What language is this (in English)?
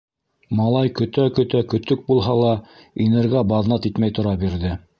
Bashkir